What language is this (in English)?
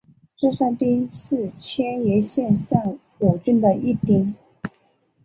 Chinese